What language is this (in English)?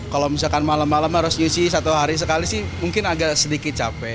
Indonesian